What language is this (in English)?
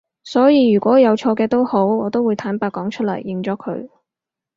Cantonese